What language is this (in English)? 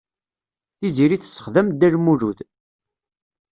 Kabyle